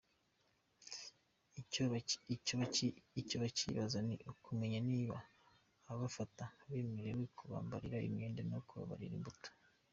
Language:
Kinyarwanda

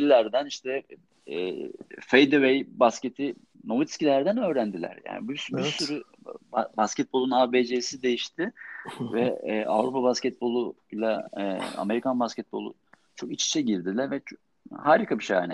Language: Turkish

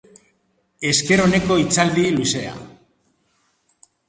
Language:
Basque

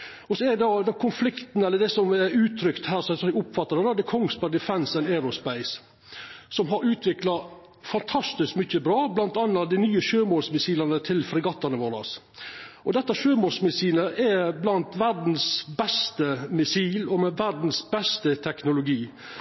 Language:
Norwegian Nynorsk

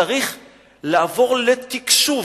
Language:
Hebrew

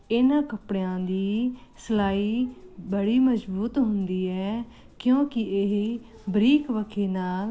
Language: Punjabi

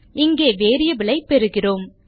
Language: Tamil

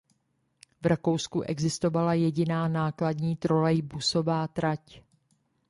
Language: Czech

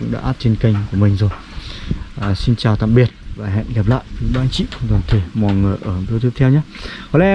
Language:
Vietnamese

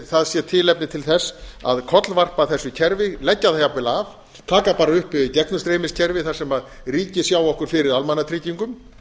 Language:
Icelandic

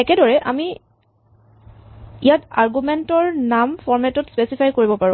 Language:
Assamese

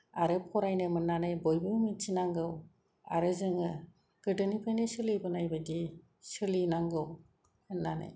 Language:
Bodo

